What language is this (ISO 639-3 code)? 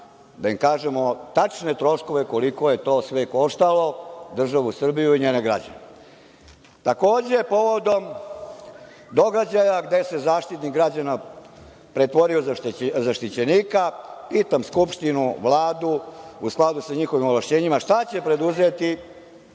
srp